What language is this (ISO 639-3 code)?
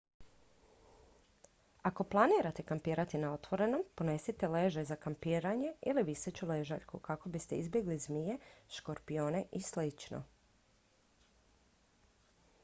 hrv